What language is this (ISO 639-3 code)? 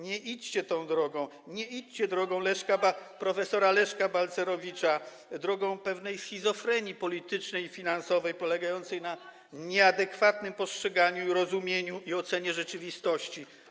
pol